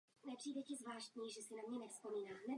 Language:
Czech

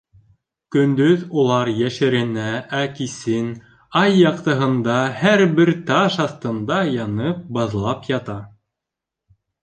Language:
Bashkir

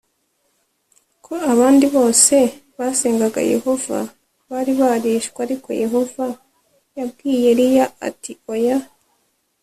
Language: Kinyarwanda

